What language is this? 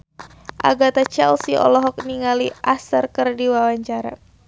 Sundanese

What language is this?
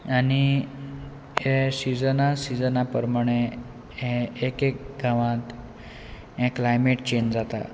Konkani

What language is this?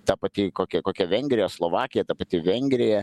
Lithuanian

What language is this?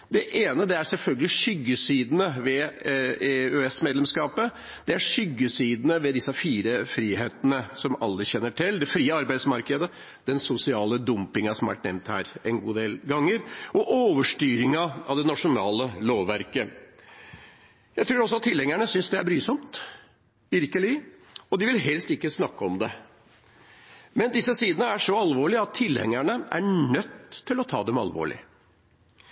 Norwegian Bokmål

